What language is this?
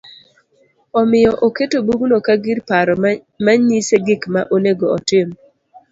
Luo (Kenya and Tanzania)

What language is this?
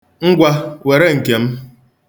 Igbo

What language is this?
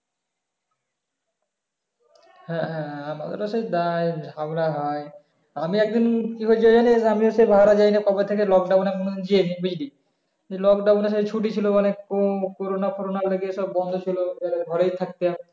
Bangla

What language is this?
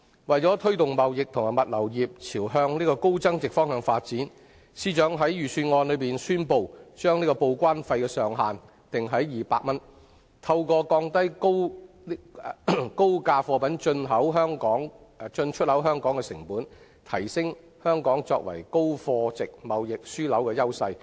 Cantonese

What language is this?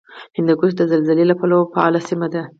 Pashto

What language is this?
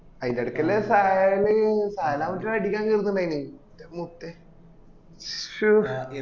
Malayalam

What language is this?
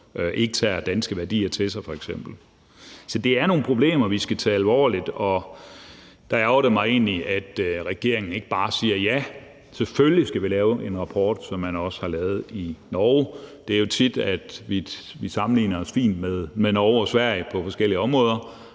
Danish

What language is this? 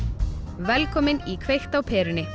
Icelandic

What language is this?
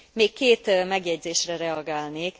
Hungarian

